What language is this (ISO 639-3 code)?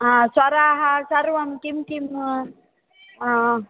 san